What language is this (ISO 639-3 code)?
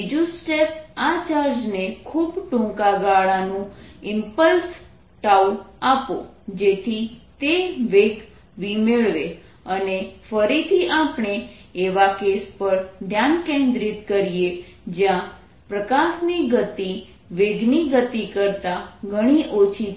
guj